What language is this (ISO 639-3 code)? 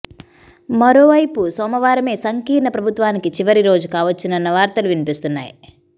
tel